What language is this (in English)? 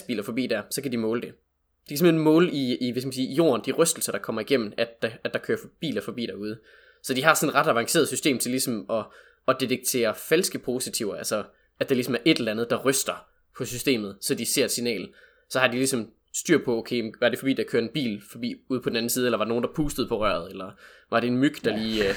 Danish